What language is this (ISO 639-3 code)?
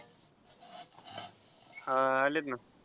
mar